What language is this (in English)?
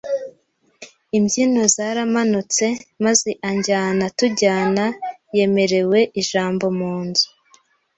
Kinyarwanda